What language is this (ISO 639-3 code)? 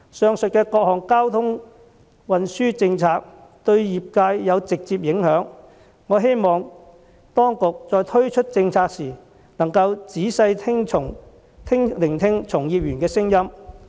yue